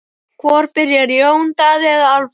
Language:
Icelandic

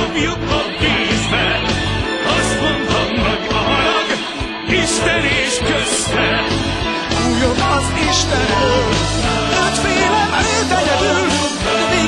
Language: Hungarian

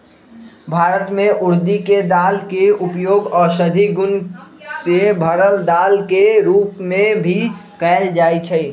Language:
Magahi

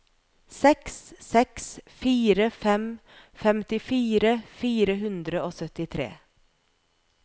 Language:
Norwegian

